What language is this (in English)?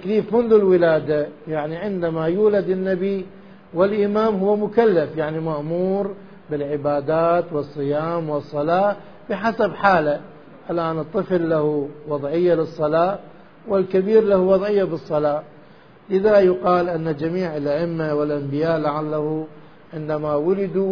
Arabic